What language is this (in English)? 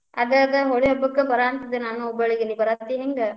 Kannada